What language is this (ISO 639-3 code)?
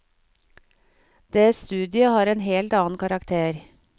nor